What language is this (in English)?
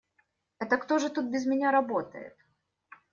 Russian